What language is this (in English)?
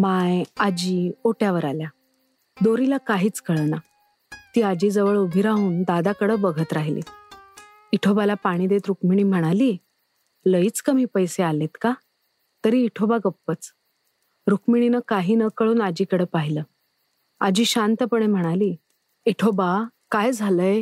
Marathi